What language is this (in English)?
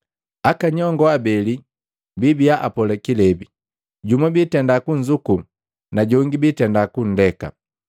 Matengo